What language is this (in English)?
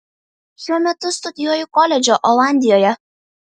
Lithuanian